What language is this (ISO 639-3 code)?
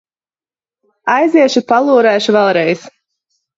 lav